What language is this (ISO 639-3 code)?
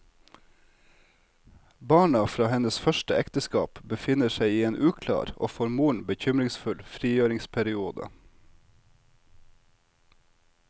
nor